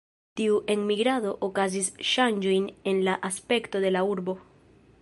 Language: Esperanto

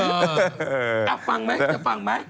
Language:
Thai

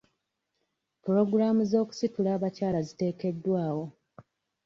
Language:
Ganda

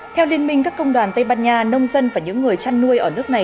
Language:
Vietnamese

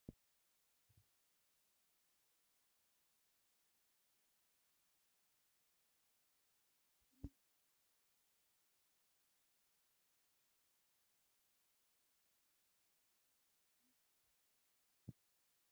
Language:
Wolaytta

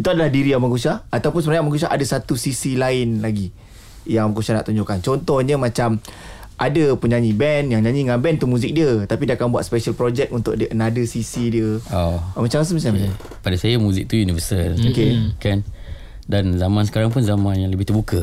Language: Malay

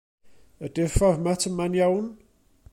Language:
Welsh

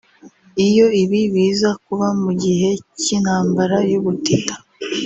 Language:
Kinyarwanda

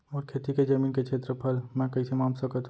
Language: Chhattisgarhi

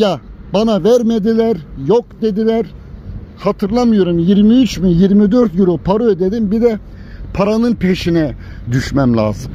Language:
Turkish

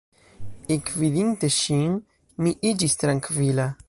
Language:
Esperanto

